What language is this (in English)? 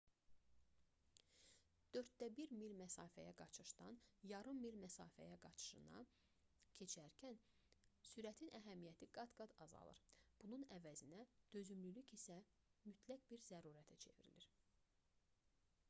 Azerbaijani